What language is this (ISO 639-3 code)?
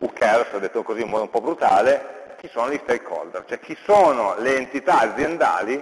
ita